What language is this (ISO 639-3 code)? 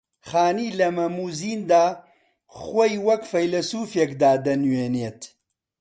ckb